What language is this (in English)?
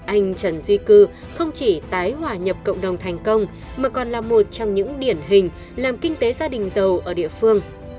Vietnamese